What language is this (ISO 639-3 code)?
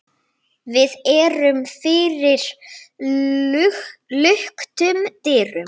isl